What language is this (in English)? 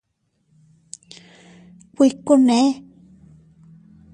Teutila Cuicatec